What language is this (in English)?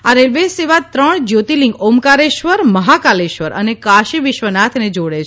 Gujarati